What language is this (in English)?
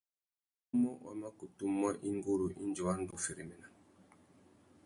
Tuki